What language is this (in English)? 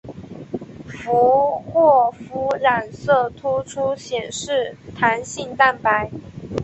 Chinese